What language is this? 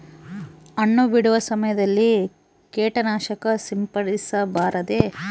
Kannada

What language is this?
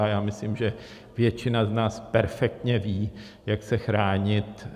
Czech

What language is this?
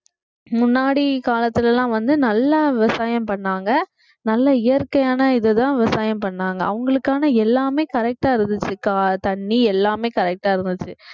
Tamil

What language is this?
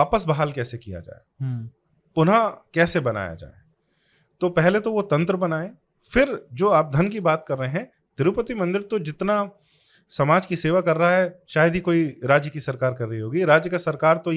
Hindi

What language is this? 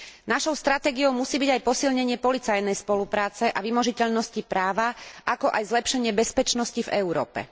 Slovak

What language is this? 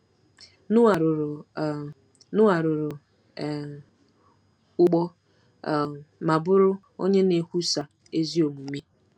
Igbo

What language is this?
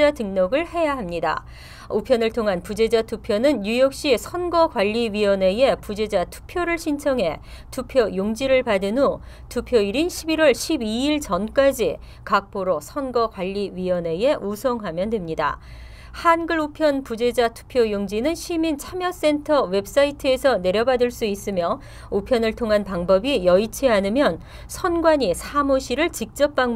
Korean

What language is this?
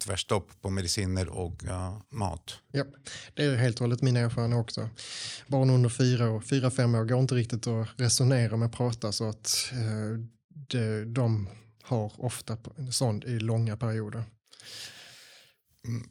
Swedish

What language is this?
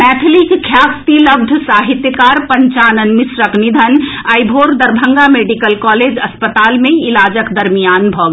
Maithili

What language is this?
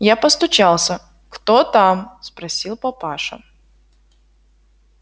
Russian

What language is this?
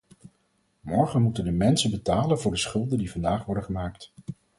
Dutch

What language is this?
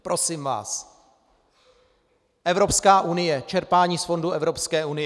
Czech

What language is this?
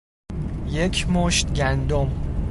Persian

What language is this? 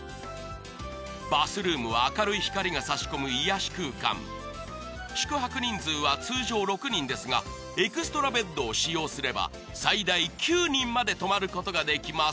Japanese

